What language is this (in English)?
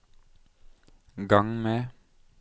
Norwegian